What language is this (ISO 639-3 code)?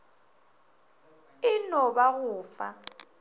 nso